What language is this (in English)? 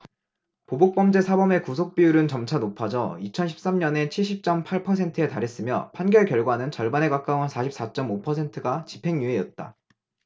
Korean